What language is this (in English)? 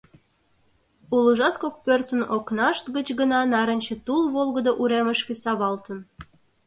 Mari